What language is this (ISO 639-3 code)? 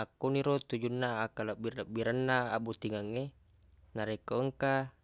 bug